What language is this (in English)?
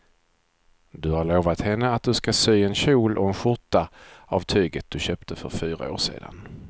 Swedish